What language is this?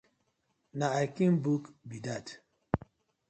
Nigerian Pidgin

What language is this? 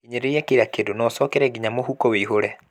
Kikuyu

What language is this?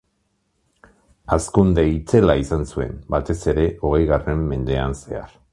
Basque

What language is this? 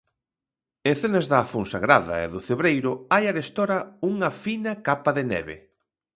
Galician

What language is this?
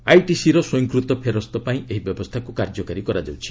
Odia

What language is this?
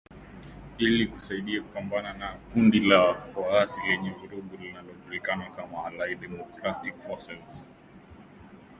Swahili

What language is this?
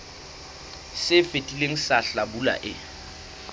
Southern Sotho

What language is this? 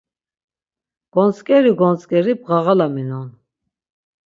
Laz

